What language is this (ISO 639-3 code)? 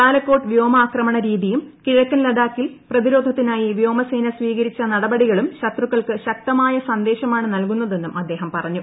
mal